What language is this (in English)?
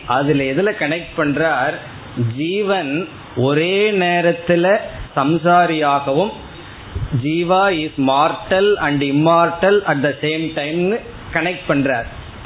Tamil